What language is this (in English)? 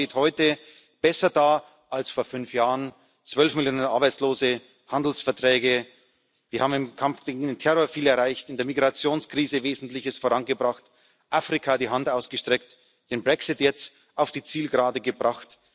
German